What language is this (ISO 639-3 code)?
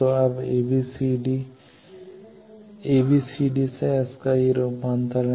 hin